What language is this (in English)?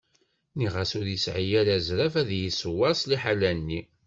Kabyle